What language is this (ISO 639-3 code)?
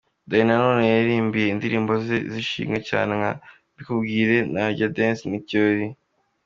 kin